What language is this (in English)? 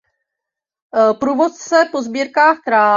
Czech